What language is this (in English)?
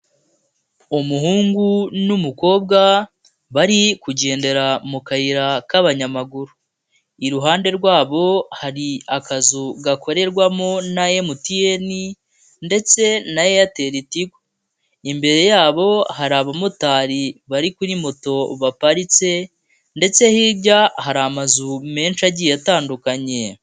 Kinyarwanda